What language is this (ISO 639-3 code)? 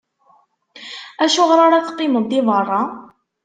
kab